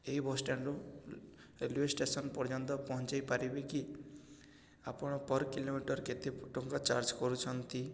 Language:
Odia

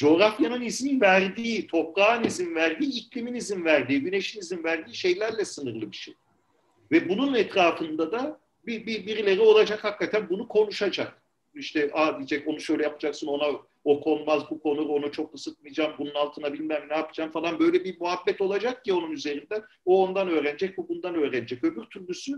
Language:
Turkish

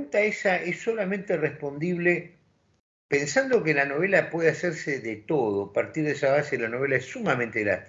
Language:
Spanish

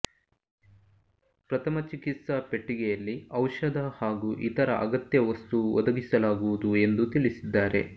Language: Kannada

